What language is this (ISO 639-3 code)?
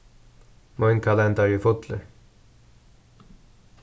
fao